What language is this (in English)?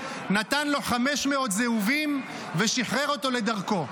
Hebrew